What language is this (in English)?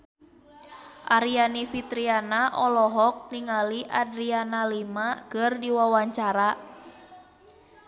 Sundanese